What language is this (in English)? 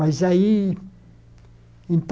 Portuguese